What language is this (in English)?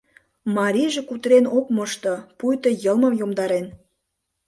Mari